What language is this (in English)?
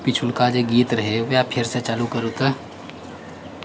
Maithili